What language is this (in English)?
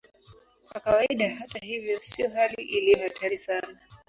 Swahili